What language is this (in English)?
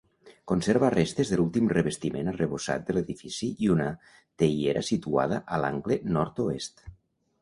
Catalan